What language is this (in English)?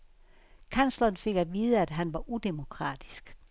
Danish